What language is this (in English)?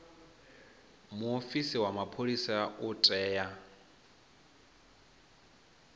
Venda